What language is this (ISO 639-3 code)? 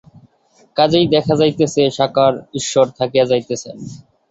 ben